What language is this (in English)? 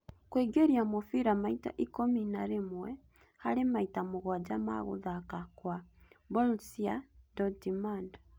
Kikuyu